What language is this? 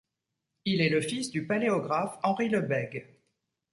French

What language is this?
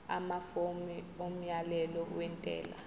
Zulu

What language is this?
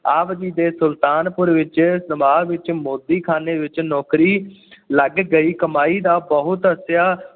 Punjabi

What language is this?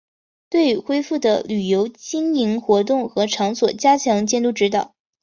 Chinese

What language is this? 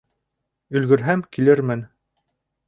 Bashkir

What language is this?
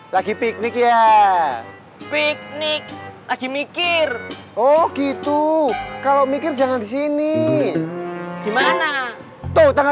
Indonesian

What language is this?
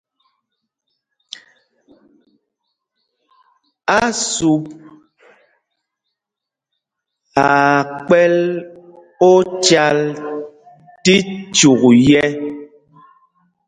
Mpumpong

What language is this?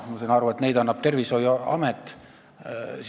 Estonian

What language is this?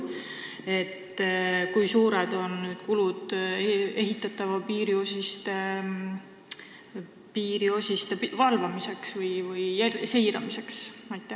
Estonian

